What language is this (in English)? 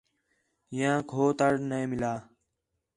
Khetrani